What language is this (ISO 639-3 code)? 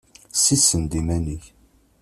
kab